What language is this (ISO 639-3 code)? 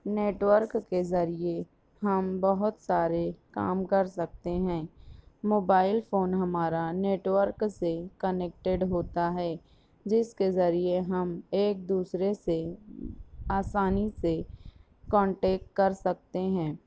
urd